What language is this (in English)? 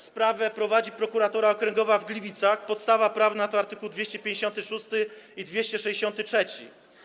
Polish